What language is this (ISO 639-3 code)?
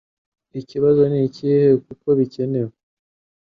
kin